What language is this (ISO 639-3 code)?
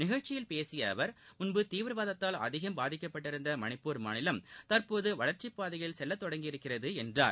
tam